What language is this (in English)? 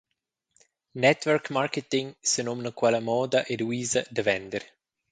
Romansh